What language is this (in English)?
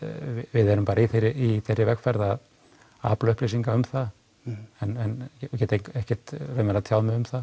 Icelandic